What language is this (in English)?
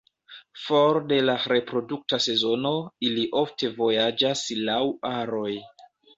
Esperanto